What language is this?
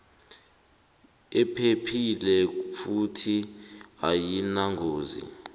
South Ndebele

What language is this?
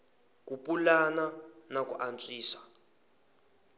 Tsonga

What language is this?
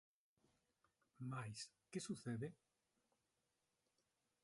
Galician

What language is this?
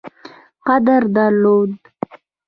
Pashto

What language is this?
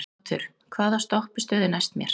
Icelandic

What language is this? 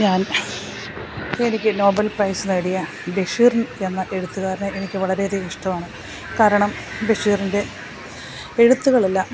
Malayalam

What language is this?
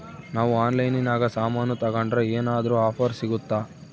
Kannada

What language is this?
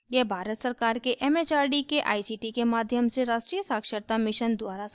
Hindi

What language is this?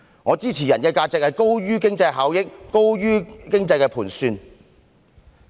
Cantonese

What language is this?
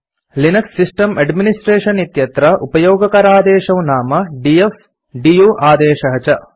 Sanskrit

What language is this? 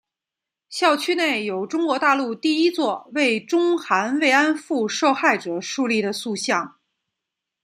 Chinese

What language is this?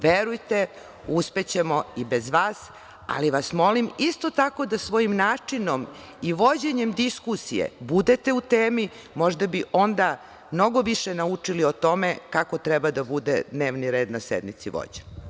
Serbian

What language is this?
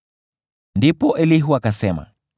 Swahili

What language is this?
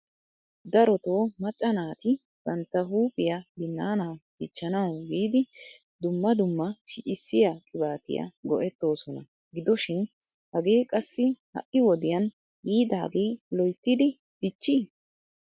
Wolaytta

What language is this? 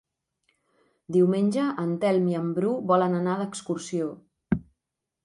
Catalan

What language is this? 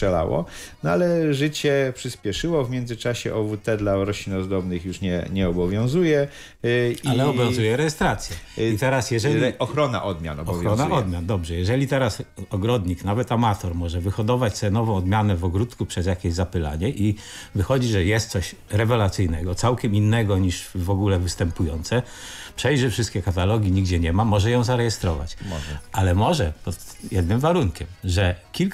Polish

